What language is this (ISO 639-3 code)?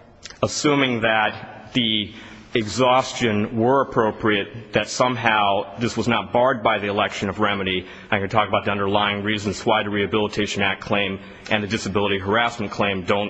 eng